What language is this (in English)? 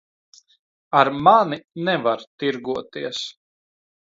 Latvian